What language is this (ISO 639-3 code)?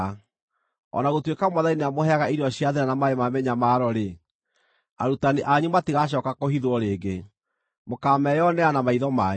kik